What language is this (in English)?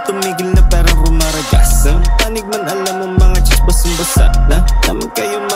Filipino